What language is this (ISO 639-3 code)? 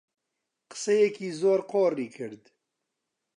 ckb